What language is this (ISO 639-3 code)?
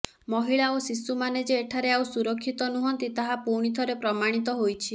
ori